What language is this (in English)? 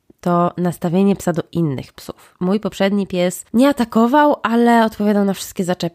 Polish